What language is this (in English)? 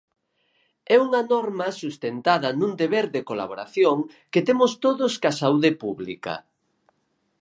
Galician